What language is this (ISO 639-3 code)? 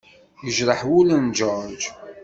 kab